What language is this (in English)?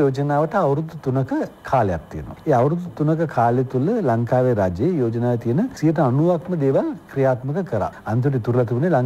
Hindi